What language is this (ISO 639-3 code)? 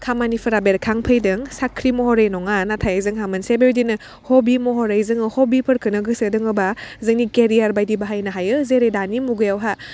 brx